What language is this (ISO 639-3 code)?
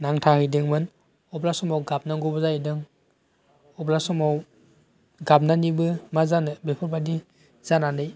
brx